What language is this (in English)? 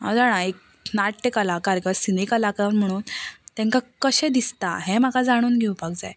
Konkani